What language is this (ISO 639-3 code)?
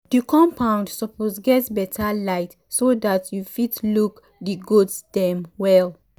pcm